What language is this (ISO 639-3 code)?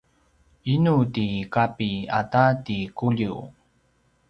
pwn